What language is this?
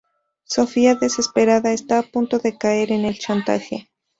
Spanish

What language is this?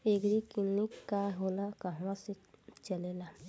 Bhojpuri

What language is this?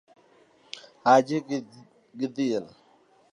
Luo (Kenya and Tanzania)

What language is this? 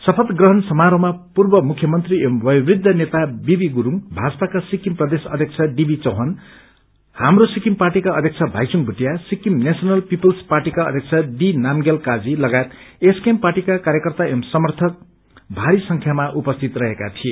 Nepali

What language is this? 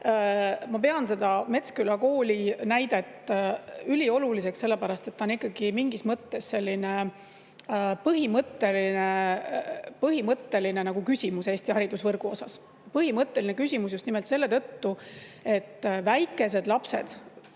Estonian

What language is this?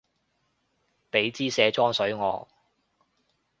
Cantonese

